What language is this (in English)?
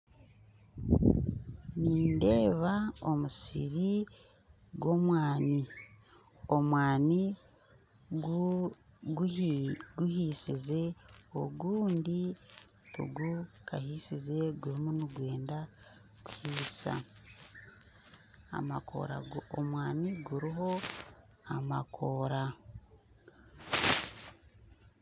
Nyankole